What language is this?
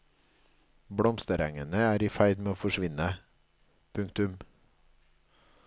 Norwegian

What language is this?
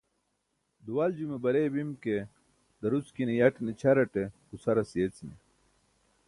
Burushaski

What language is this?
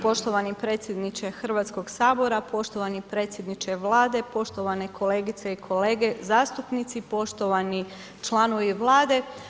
Croatian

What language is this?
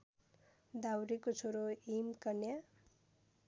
Nepali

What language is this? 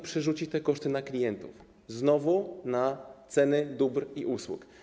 Polish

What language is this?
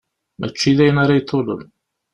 Kabyle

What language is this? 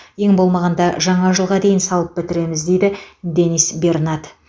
Kazakh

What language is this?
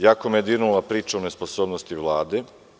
Serbian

